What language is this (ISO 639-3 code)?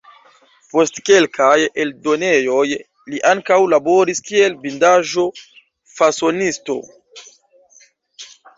epo